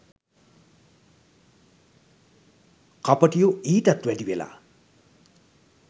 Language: Sinhala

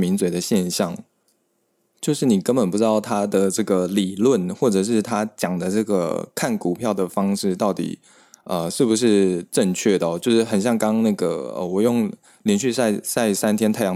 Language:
Chinese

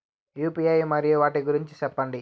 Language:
Telugu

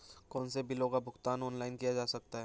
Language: Hindi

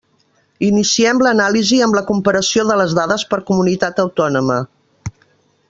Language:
Catalan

